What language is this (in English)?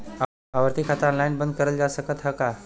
Bhojpuri